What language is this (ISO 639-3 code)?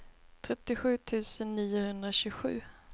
swe